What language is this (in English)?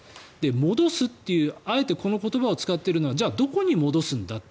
Japanese